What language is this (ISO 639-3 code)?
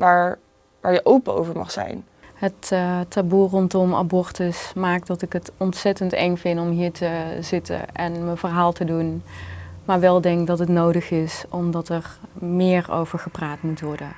nld